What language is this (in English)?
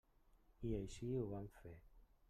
Catalan